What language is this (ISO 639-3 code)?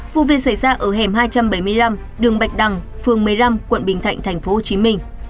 vie